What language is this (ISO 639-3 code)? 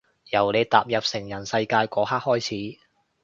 yue